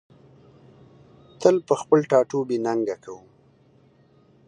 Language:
Pashto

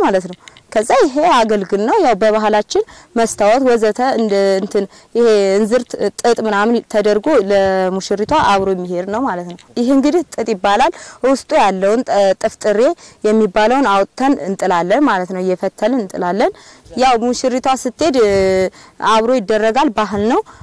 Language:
Arabic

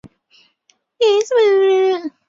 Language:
Chinese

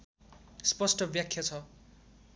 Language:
Nepali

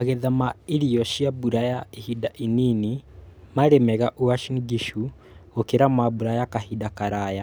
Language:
Kikuyu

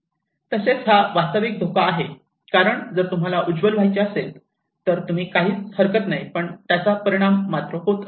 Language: Marathi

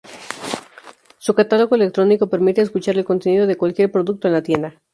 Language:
Spanish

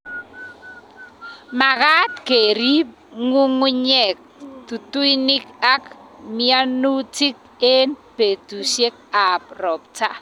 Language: Kalenjin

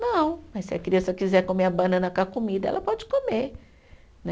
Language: Portuguese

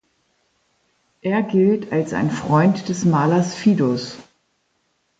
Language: German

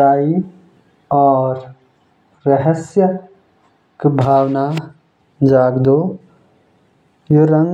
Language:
Jaunsari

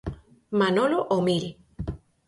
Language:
Galician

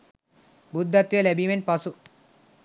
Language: Sinhala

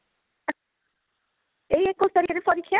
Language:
Odia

